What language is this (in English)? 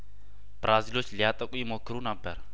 Amharic